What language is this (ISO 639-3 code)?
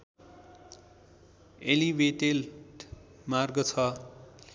nep